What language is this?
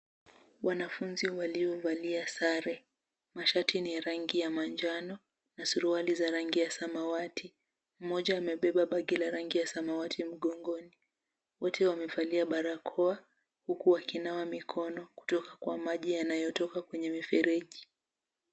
Swahili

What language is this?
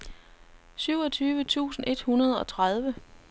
Danish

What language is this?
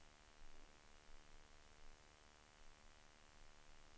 Swedish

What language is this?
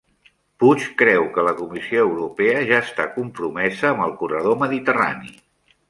Catalan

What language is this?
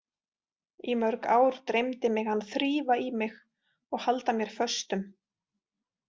Icelandic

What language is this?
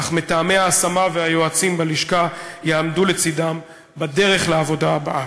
Hebrew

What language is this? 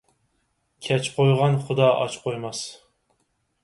Uyghur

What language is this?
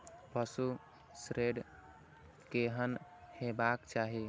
Maithili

